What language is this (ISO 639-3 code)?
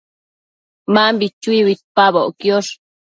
mcf